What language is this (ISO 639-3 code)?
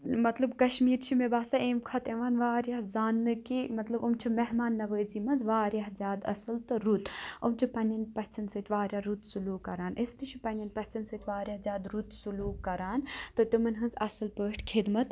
kas